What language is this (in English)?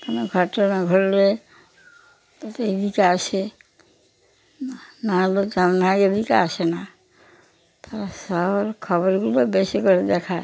Bangla